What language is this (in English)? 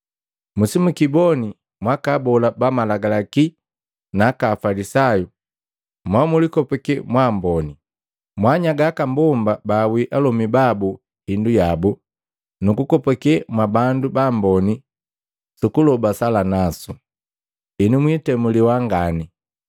Matengo